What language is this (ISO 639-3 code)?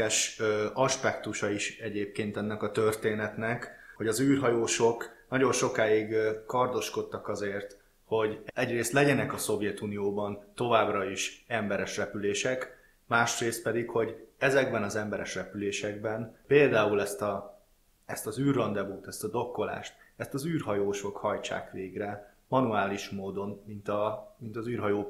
hun